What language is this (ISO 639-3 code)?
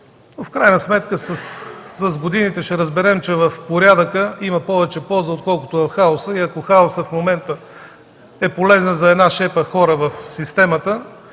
bul